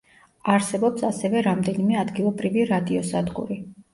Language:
Georgian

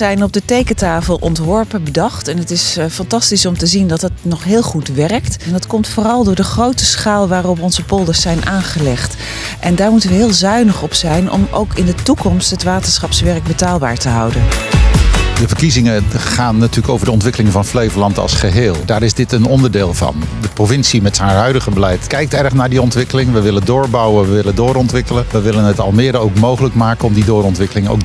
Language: Dutch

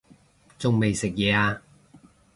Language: Cantonese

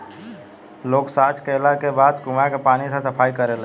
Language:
Bhojpuri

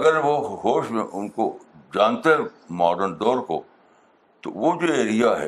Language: Urdu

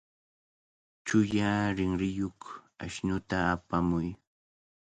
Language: Cajatambo North Lima Quechua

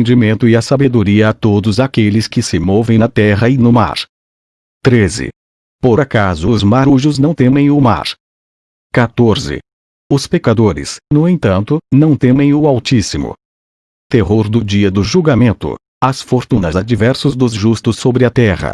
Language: Portuguese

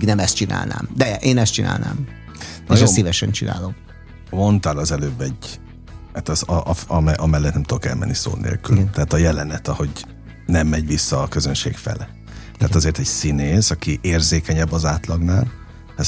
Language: Hungarian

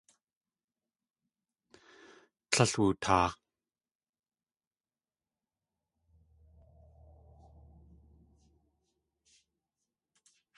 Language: Tlingit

